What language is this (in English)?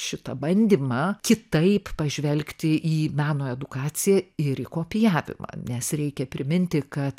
Lithuanian